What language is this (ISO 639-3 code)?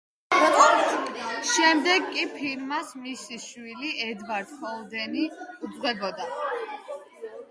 kat